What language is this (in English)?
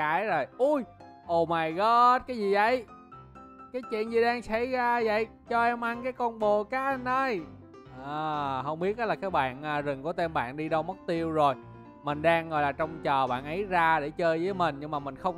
Vietnamese